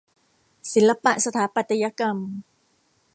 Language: Thai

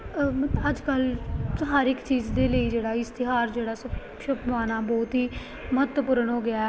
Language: Punjabi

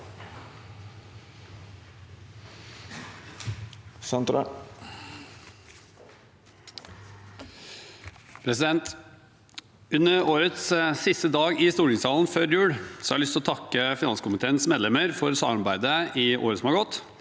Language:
Norwegian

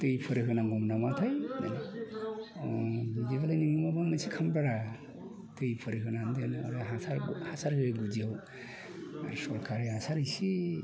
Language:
Bodo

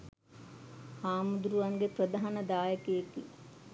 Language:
Sinhala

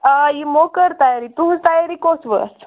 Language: Kashmiri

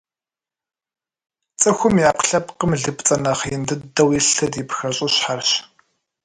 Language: Kabardian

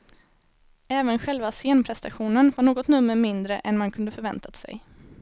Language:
Swedish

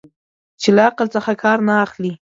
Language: Pashto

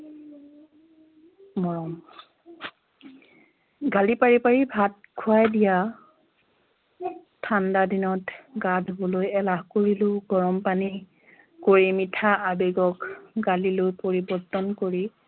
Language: Assamese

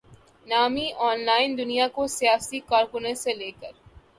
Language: Urdu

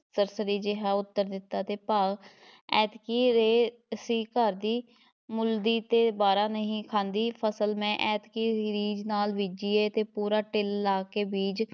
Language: Punjabi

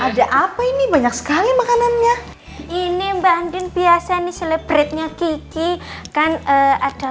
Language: Indonesian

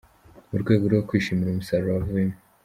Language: Kinyarwanda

